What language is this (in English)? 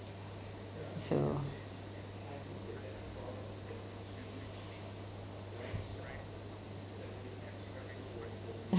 English